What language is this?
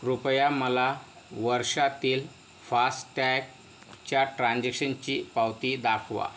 Marathi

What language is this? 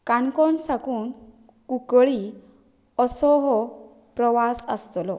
Konkani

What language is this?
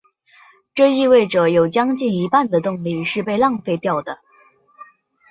Chinese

